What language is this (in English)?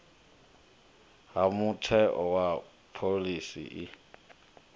Venda